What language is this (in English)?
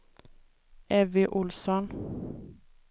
Swedish